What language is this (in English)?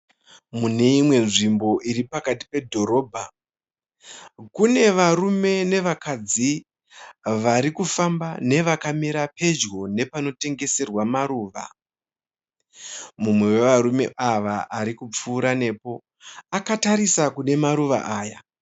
Shona